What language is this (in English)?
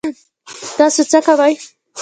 Pashto